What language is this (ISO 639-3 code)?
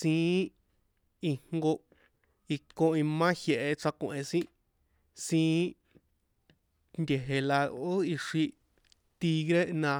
poe